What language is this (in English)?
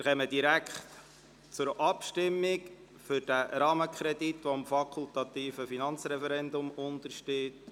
Swiss German